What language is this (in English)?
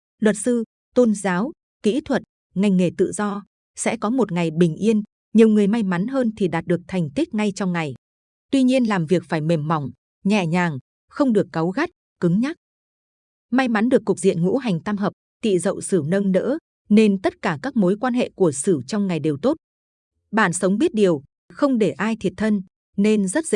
Vietnamese